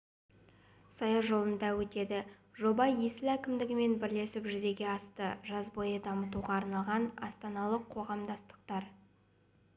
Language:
Kazakh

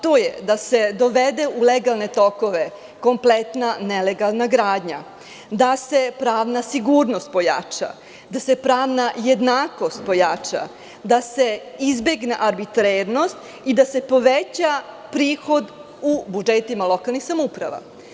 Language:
Serbian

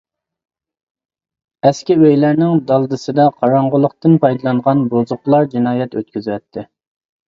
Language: Uyghur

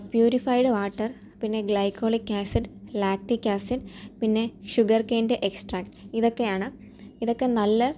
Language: Malayalam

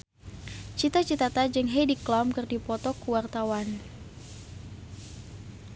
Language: Sundanese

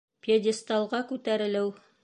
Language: Bashkir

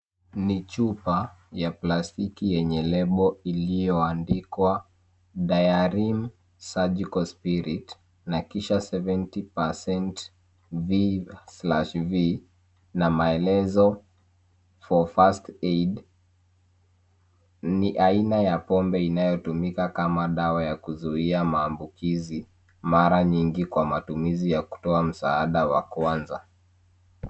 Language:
Swahili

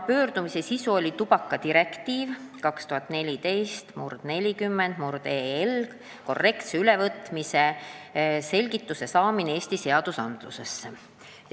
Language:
Estonian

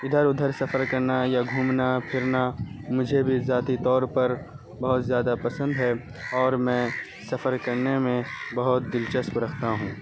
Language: Urdu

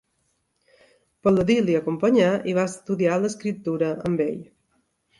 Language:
Catalan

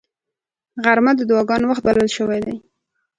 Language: Pashto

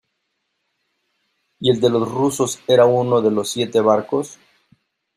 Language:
Spanish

